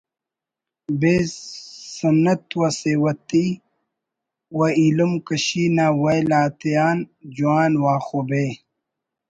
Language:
Brahui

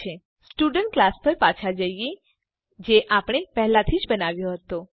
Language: Gujarati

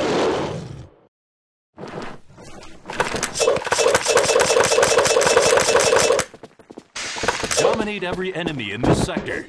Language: English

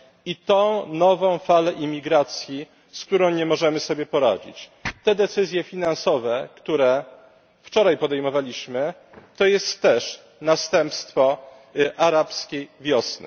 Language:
Polish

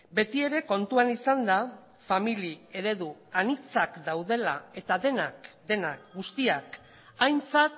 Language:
Basque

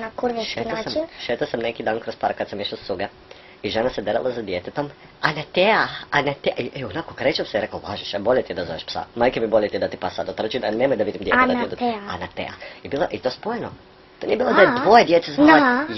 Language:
Croatian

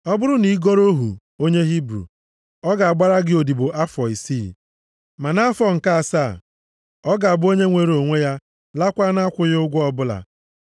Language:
Igbo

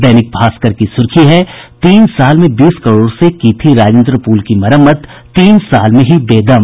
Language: Hindi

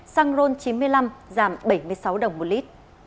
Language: Vietnamese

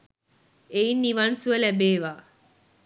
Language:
Sinhala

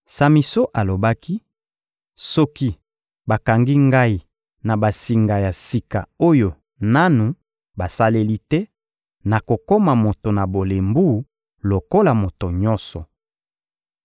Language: Lingala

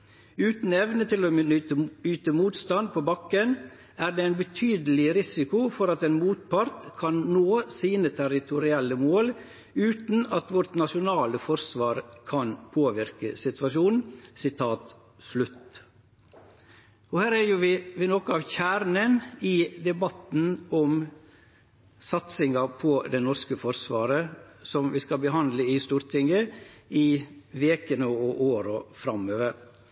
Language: Norwegian Nynorsk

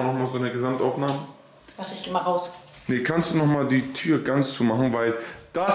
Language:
German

